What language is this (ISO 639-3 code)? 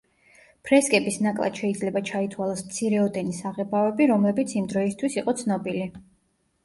kat